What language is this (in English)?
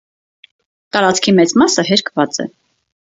Armenian